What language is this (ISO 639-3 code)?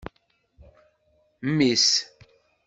kab